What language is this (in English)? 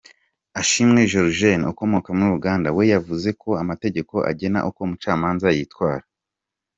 Kinyarwanda